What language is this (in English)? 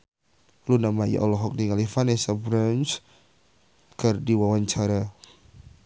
Sundanese